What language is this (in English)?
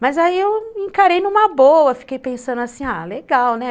Portuguese